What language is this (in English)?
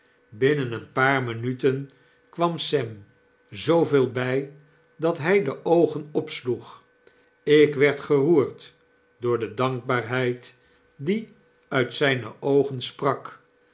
Dutch